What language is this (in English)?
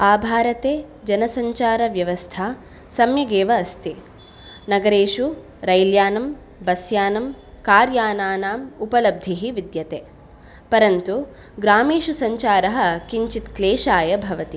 Sanskrit